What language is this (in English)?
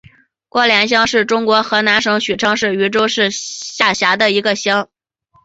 Chinese